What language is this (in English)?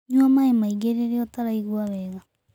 Kikuyu